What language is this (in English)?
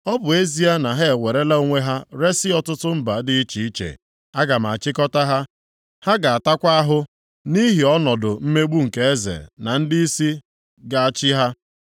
Igbo